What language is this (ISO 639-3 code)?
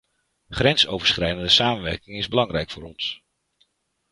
nld